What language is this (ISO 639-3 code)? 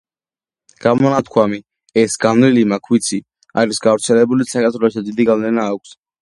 kat